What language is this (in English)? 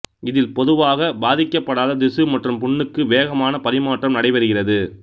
Tamil